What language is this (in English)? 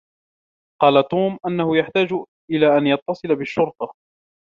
Arabic